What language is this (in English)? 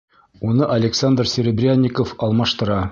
Bashkir